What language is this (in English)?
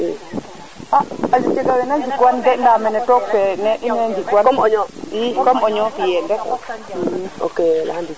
Serer